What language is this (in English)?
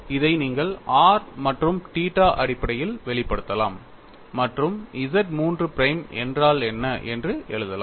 Tamil